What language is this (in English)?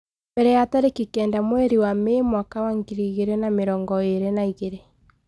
Kikuyu